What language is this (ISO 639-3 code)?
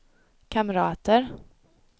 swe